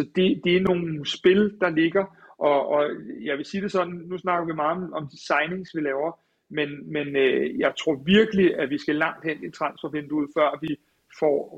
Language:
Danish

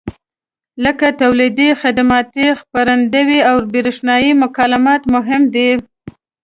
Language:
Pashto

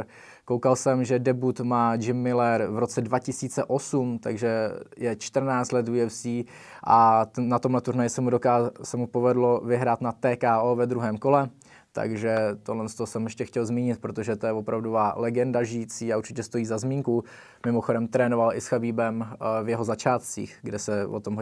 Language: Czech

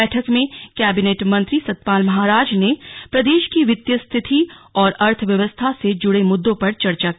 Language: Hindi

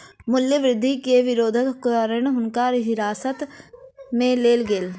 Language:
Maithili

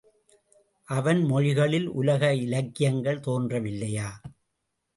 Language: Tamil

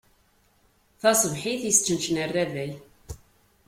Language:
Kabyle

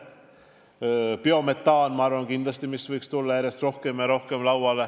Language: Estonian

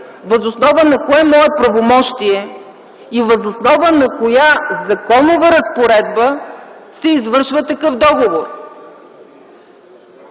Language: Bulgarian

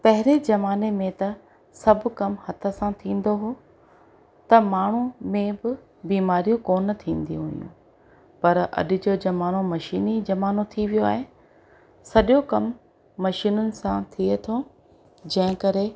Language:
Sindhi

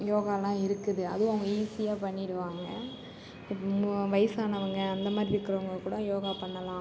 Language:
Tamil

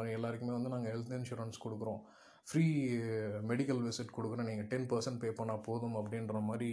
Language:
Tamil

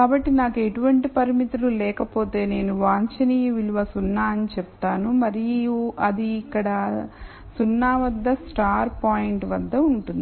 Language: Telugu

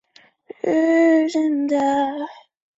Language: Chinese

